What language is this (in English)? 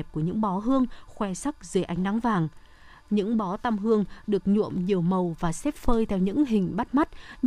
Vietnamese